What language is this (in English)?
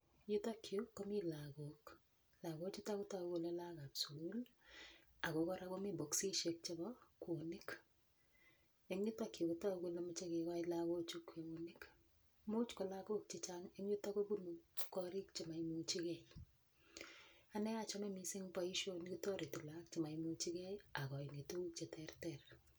Kalenjin